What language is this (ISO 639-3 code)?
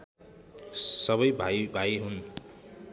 nep